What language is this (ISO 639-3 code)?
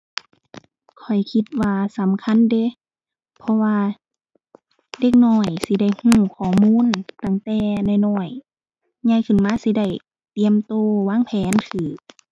tha